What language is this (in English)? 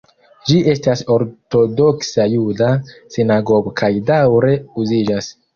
Esperanto